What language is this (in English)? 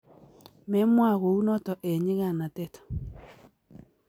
Kalenjin